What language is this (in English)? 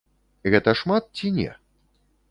Belarusian